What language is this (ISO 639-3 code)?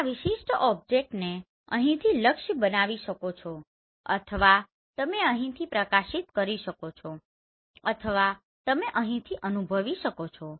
guj